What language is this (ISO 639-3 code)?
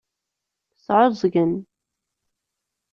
kab